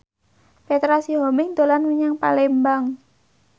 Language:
Javanese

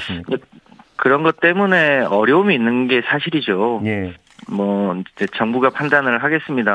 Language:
Korean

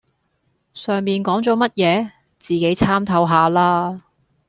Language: Cantonese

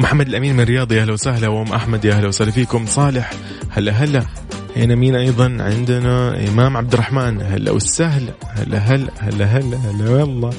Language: Arabic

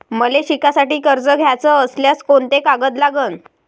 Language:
Marathi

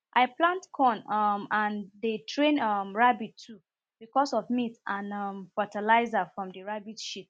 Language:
Nigerian Pidgin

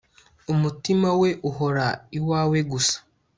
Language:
Kinyarwanda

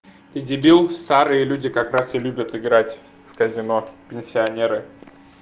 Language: Russian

